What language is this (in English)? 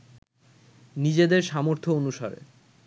Bangla